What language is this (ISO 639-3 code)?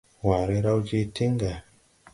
tui